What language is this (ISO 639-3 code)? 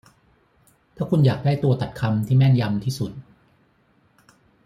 tha